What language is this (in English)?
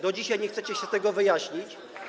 Polish